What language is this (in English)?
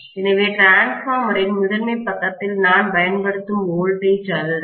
Tamil